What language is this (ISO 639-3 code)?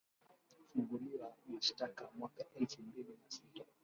swa